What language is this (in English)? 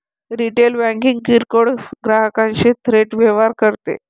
Marathi